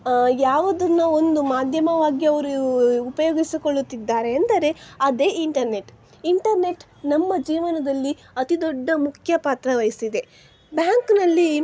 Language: Kannada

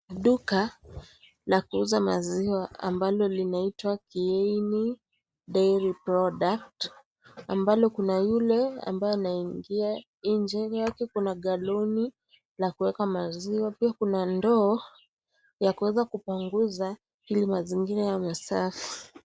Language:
Swahili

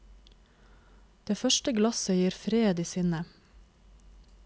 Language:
Norwegian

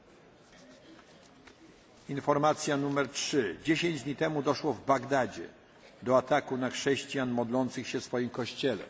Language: Polish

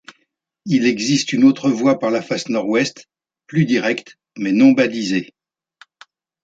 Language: French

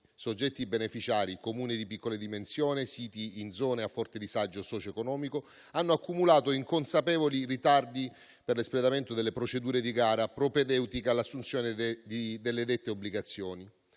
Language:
Italian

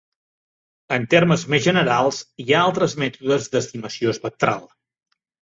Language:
Catalan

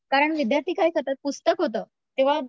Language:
Marathi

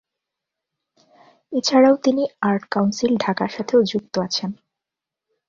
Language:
Bangla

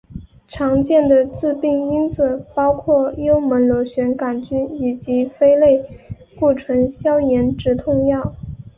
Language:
Chinese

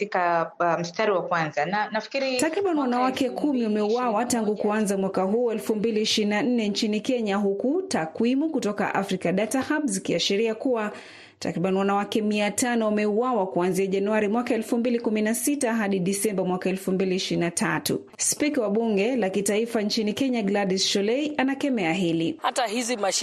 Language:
Swahili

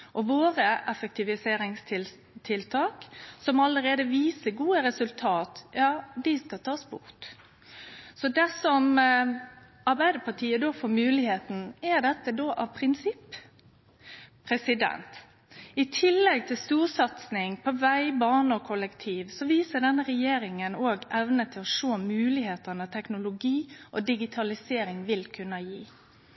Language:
Norwegian Nynorsk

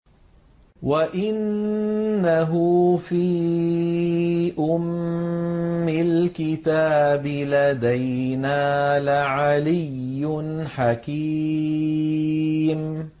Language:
Arabic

